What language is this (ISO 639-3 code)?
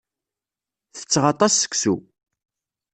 kab